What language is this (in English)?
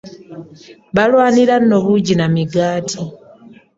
Ganda